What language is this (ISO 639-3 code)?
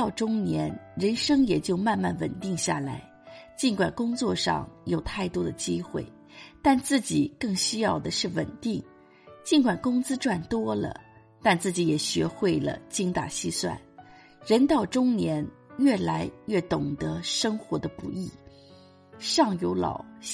zho